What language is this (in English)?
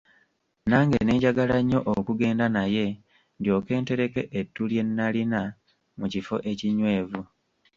Ganda